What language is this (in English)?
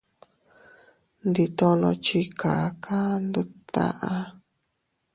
Teutila Cuicatec